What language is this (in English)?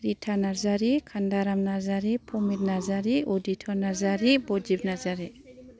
Bodo